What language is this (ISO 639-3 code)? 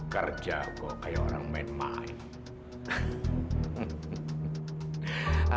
ind